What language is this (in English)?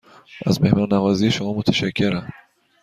Persian